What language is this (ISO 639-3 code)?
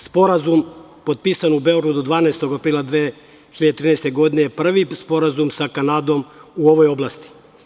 srp